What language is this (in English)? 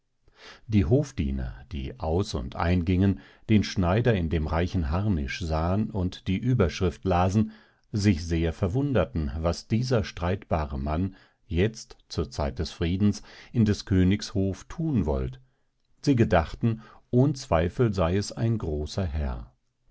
German